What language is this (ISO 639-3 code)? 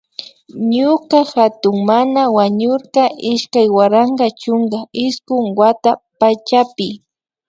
qvi